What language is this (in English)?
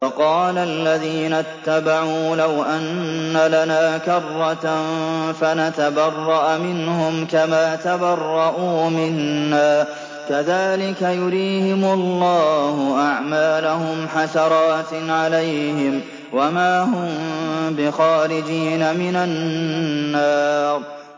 Arabic